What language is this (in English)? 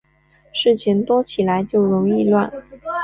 Chinese